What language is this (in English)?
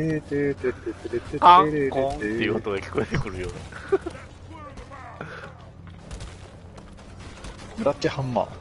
Japanese